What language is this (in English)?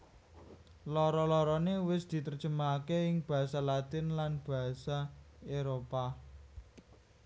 Javanese